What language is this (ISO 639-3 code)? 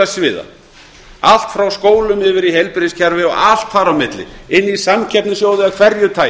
isl